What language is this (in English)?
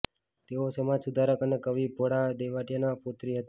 Gujarati